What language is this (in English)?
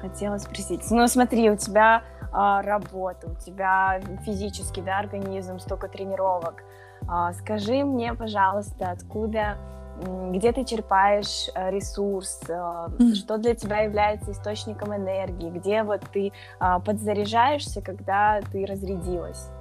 Russian